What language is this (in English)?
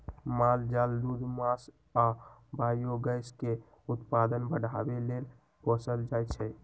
Magahi